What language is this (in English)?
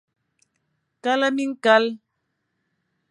Fang